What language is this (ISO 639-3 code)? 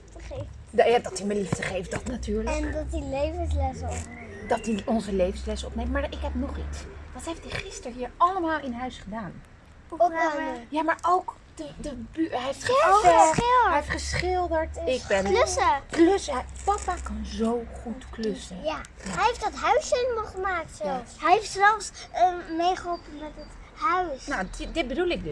nld